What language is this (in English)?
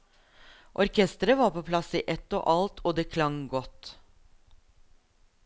Norwegian